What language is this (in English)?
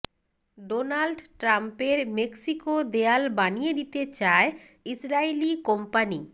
Bangla